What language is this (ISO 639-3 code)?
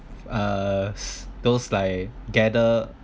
eng